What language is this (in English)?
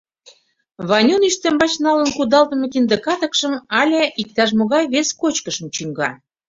Mari